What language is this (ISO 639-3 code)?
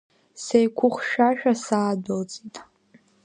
abk